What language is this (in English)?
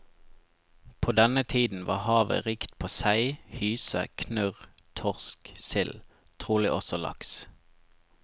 Norwegian